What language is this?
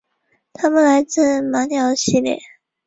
Chinese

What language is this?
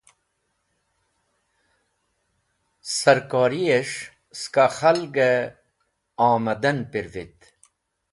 Wakhi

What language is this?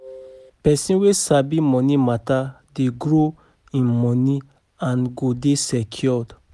Nigerian Pidgin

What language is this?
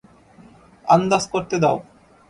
Bangla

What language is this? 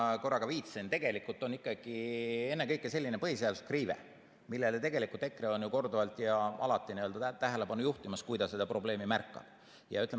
Estonian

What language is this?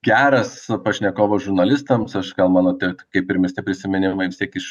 Lithuanian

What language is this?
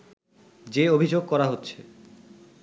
Bangla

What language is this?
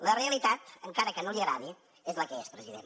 Catalan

